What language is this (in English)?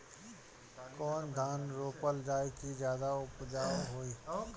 Bhojpuri